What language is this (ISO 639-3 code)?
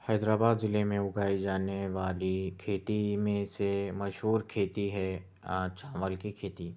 urd